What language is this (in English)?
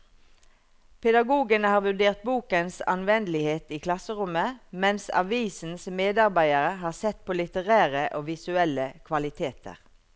Norwegian